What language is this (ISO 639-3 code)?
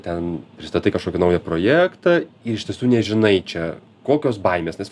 lit